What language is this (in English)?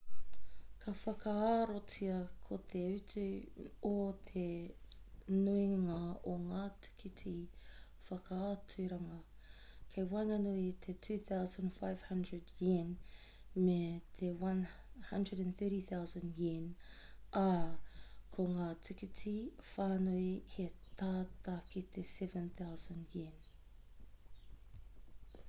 Māori